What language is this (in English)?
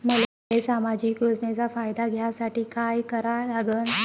Marathi